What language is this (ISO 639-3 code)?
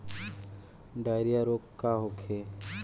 bho